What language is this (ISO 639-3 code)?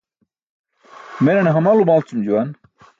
bsk